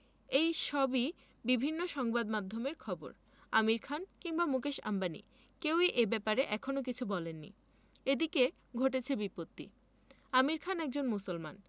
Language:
Bangla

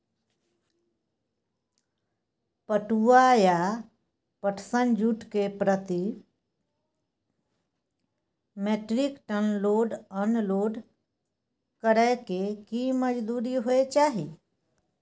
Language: Maithili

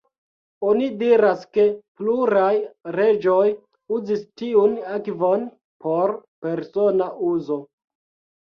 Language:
Esperanto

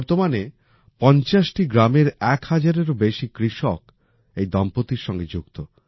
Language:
Bangla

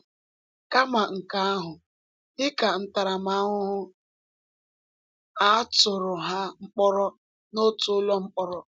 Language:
Igbo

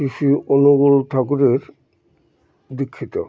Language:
Bangla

